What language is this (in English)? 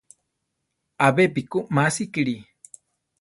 Central Tarahumara